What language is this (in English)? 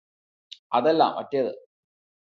Malayalam